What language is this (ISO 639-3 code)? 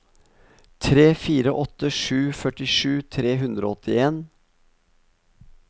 nor